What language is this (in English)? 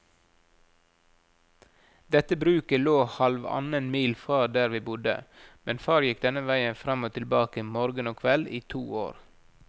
Norwegian